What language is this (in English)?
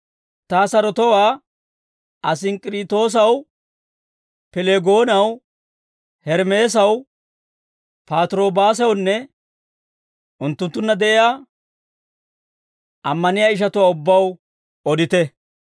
Dawro